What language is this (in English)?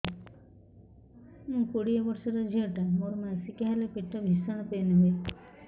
Odia